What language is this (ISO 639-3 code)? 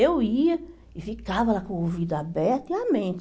por